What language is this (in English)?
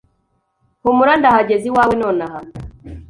Kinyarwanda